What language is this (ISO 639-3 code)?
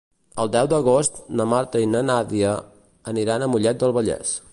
cat